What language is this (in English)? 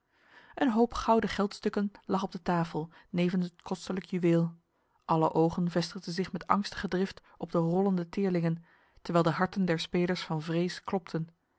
Dutch